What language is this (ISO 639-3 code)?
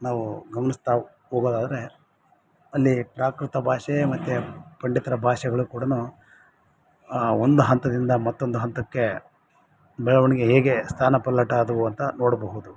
kan